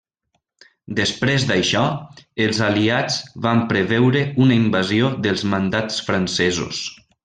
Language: Catalan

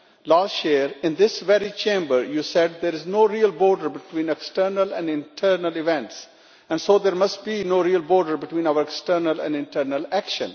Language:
English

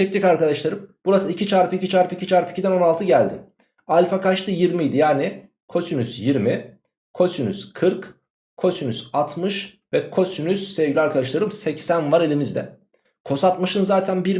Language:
Turkish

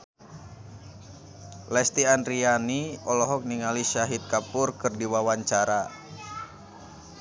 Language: Sundanese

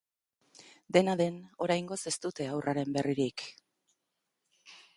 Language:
Basque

